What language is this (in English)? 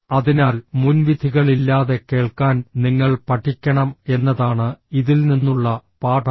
Malayalam